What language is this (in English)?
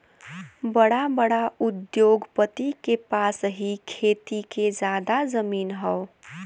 Bhojpuri